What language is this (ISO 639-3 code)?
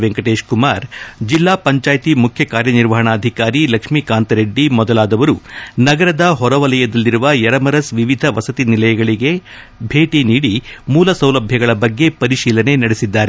kan